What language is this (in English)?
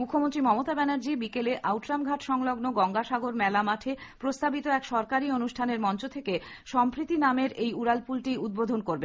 Bangla